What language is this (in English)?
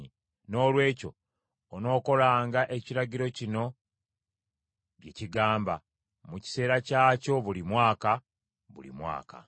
Ganda